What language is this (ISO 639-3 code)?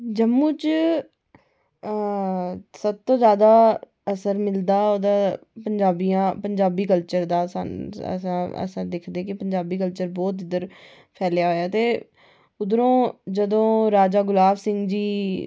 doi